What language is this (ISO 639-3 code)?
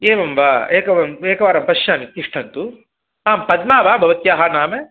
san